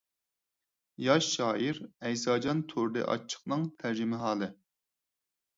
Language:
Uyghur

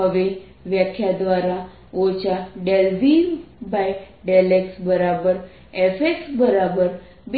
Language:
Gujarati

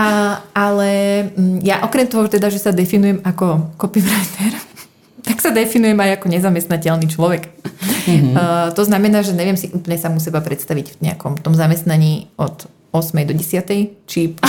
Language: Slovak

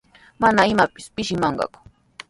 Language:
Sihuas Ancash Quechua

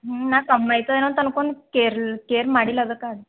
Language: Kannada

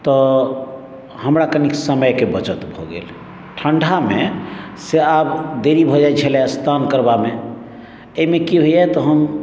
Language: Maithili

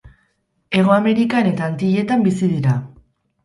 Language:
Basque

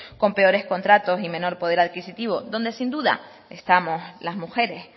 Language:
Spanish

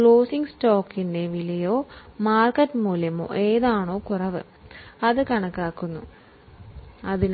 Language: Malayalam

